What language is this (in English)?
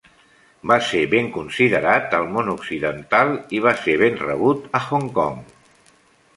Catalan